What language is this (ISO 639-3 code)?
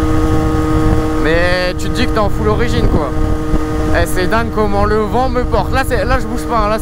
fra